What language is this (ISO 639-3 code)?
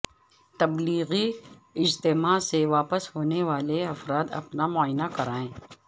urd